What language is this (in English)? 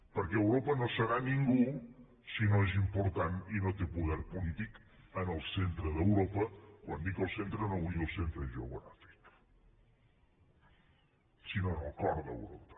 Catalan